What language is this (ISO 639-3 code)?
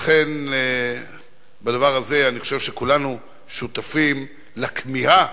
heb